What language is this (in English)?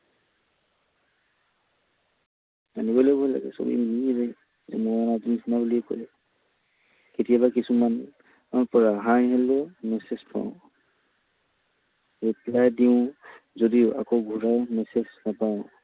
Assamese